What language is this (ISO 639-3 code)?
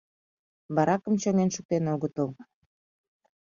chm